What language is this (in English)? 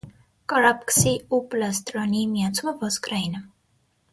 Armenian